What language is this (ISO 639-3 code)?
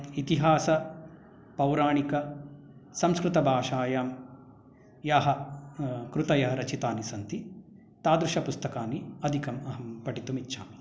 san